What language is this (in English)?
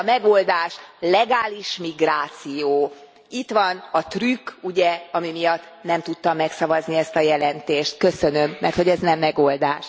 Hungarian